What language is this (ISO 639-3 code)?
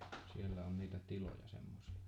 fin